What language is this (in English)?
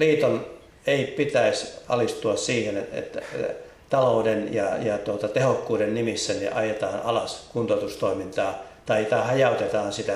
Finnish